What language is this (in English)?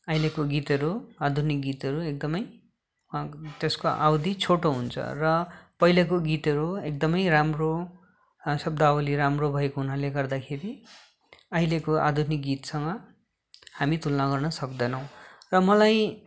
Nepali